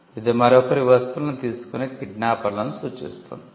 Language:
Telugu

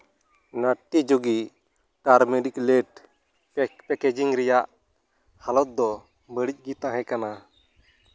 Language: Santali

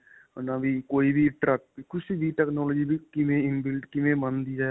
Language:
Punjabi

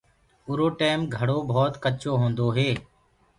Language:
Gurgula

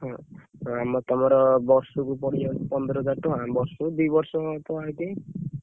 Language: Odia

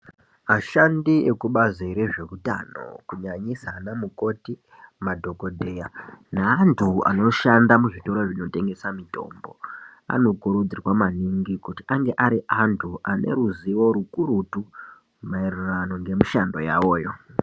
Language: Ndau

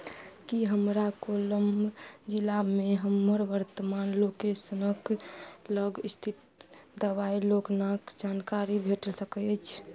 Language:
Maithili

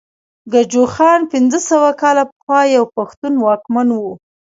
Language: Pashto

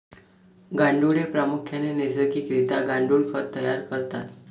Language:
Marathi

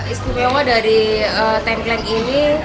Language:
Indonesian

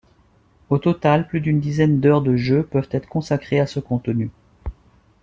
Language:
French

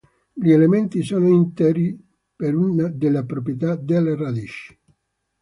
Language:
Italian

